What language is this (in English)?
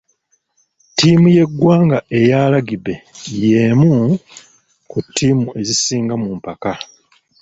Ganda